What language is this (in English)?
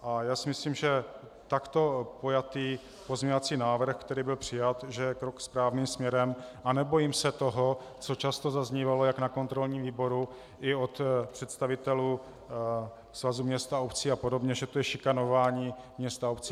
Czech